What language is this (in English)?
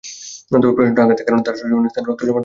Bangla